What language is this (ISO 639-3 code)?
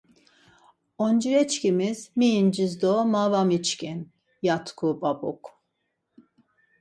lzz